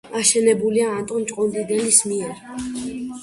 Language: Georgian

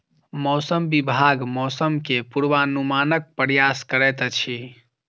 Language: Maithili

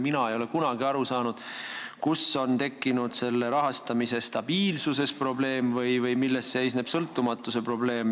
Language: Estonian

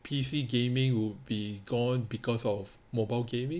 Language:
English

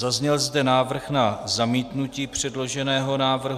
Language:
Czech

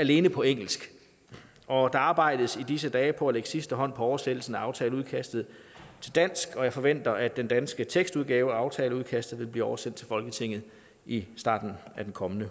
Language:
Danish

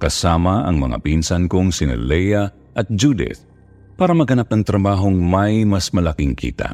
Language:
Filipino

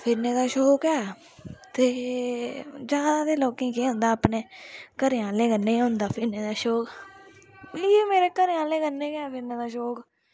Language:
Dogri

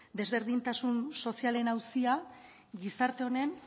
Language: Basque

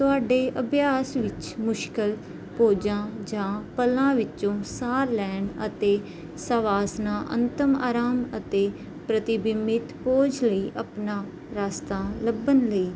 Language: Punjabi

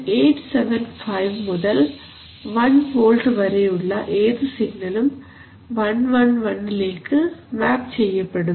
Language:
Malayalam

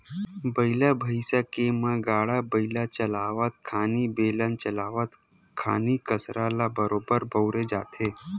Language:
Chhattisgarhi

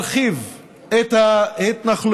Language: Hebrew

